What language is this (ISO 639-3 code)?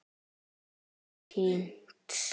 isl